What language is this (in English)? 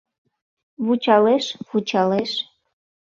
Mari